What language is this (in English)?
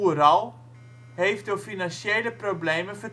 Dutch